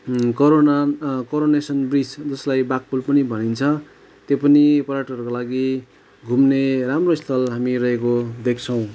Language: Nepali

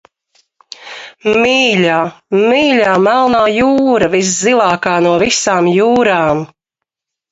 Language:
Latvian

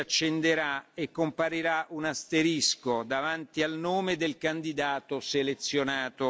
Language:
Italian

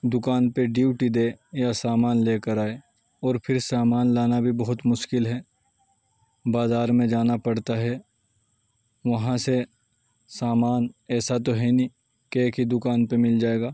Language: Urdu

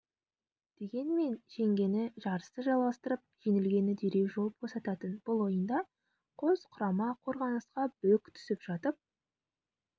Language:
Kazakh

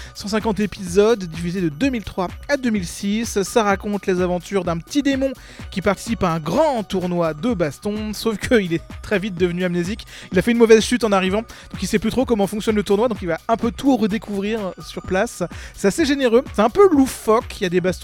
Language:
French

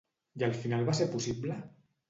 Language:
Catalan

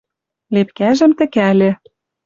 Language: Western Mari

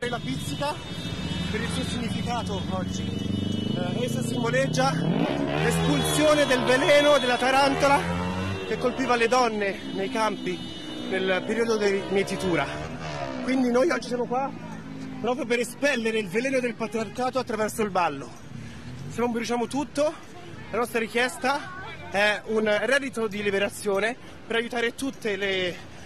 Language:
Italian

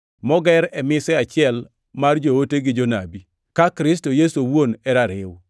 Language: Luo (Kenya and Tanzania)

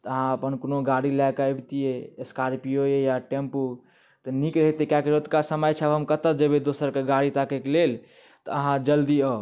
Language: Maithili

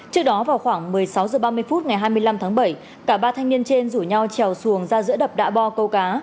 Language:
Vietnamese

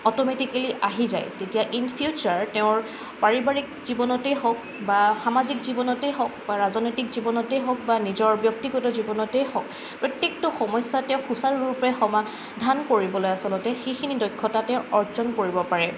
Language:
Assamese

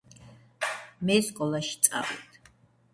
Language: Georgian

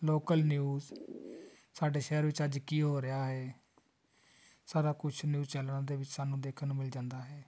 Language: Punjabi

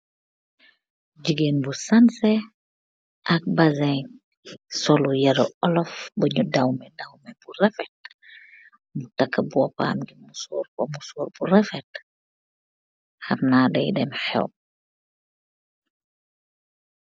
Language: Wolof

